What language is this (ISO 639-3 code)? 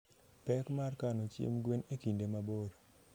luo